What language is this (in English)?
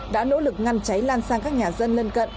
Vietnamese